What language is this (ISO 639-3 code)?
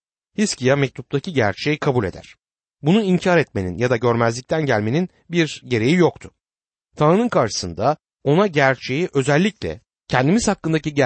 tur